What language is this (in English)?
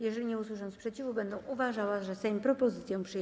Polish